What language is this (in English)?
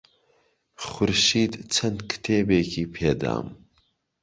Central Kurdish